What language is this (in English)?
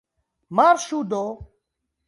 Esperanto